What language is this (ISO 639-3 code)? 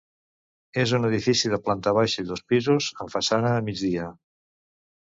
cat